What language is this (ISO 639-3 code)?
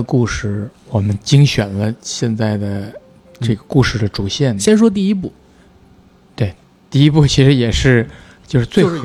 zho